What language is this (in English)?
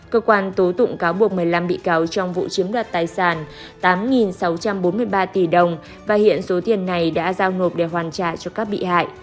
Vietnamese